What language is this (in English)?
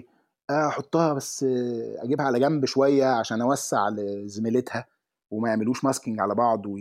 Arabic